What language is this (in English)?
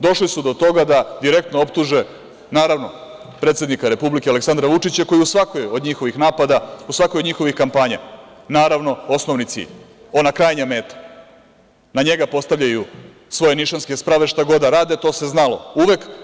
Serbian